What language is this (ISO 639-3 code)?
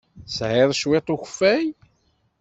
kab